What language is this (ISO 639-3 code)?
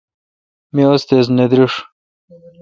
xka